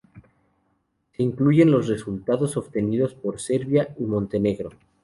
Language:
Spanish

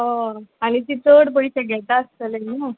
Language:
Konkani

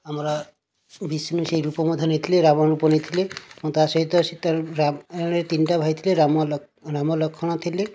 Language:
Odia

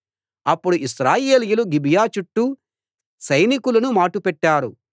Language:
Telugu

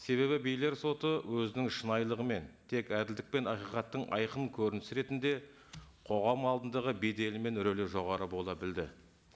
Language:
Kazakh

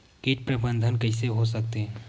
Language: Chhattisgarhi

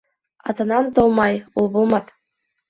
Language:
Bashkir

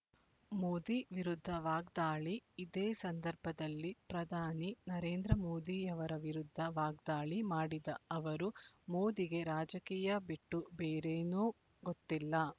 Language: Kannada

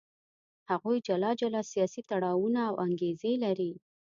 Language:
Pashto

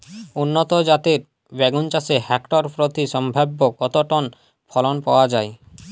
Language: Bangla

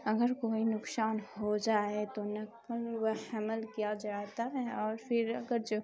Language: Urdu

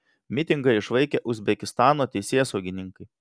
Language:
Lithuanian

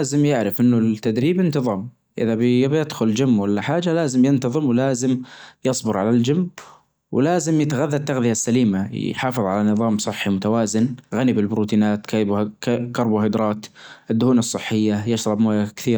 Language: Najdi Arabic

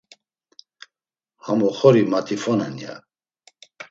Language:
Laz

